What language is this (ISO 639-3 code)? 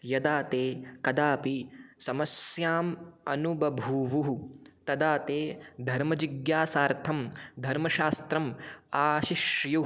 san